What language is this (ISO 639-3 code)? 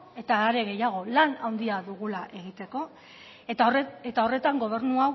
eus